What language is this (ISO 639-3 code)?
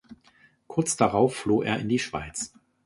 deu